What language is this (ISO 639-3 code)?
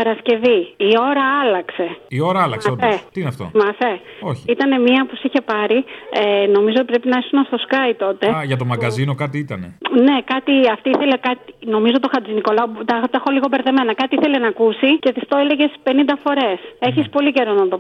ell